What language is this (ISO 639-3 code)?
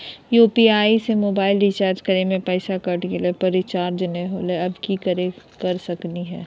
mag